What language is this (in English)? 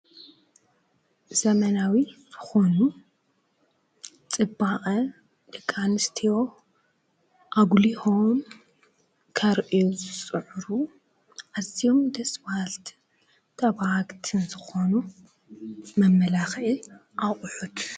Tigrinya